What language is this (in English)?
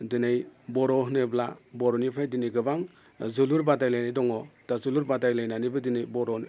Bodo